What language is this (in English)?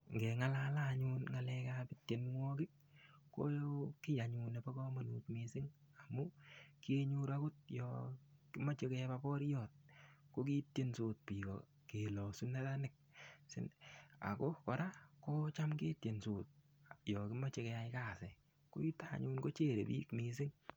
Kalenjin